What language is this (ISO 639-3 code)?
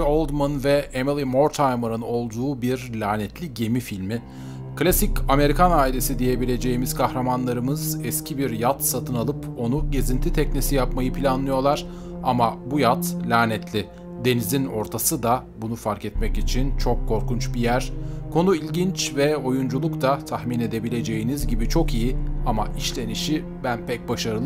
tur